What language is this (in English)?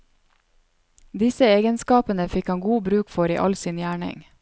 Norwegian